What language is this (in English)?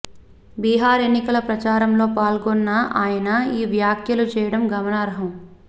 Telugu